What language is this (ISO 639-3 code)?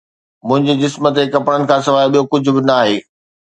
snd